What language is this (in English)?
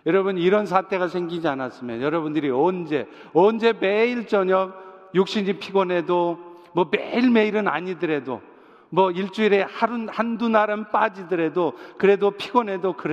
Korean